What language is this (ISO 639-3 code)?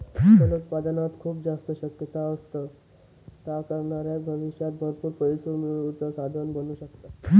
mar